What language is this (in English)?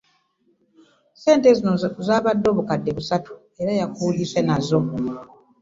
Ganda